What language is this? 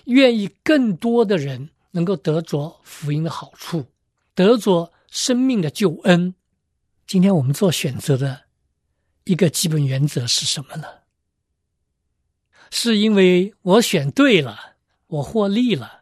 Chinese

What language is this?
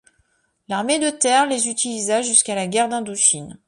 French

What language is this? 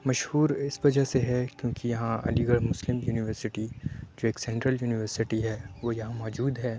Urdu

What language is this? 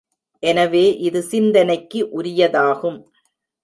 Tamil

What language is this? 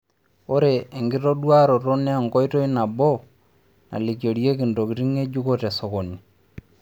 Masai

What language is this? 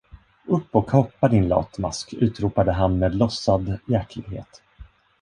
Swedish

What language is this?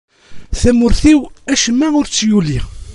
Kabyle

